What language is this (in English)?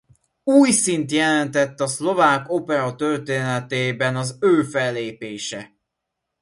Hungarian